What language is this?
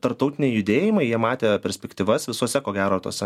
Lithuanian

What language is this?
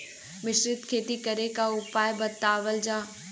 Bhojpuri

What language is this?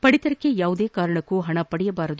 Kannada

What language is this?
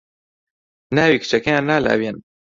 Central Kurdish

